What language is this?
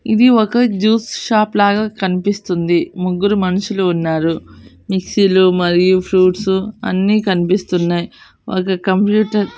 Telugu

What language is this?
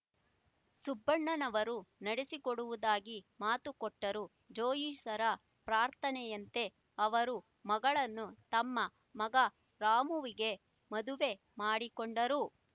Kannada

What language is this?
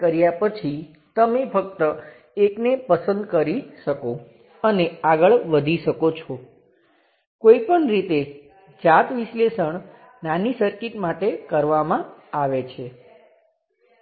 Gujarati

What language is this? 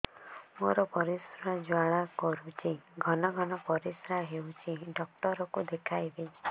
Odia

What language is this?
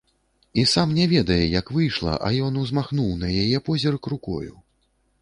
Belarusian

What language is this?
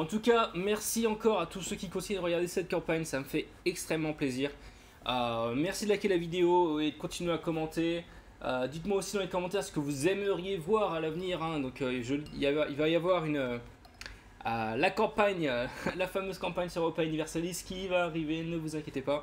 French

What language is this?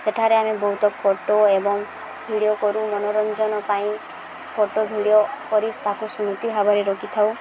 Odia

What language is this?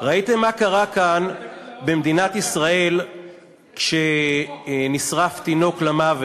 Hebrew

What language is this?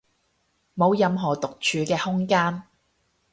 Cantonese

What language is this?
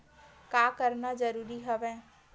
Chhattisgarhi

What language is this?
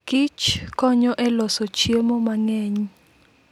Luo (Kenya and Tanzania)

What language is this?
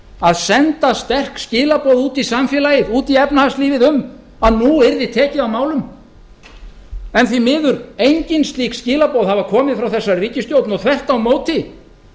Icelandic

